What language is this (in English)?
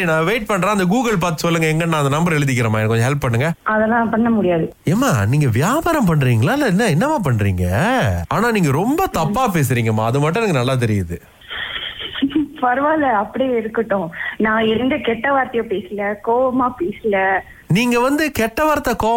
Tamil